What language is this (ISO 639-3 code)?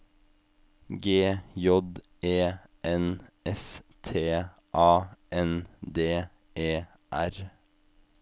nor